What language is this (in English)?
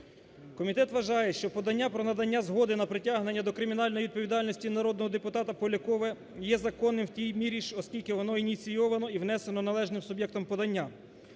Ukrainian